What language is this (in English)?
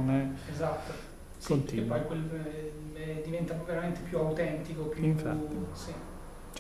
Italian